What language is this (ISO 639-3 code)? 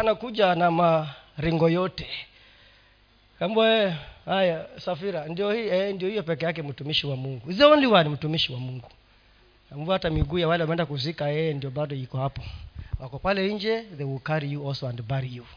swa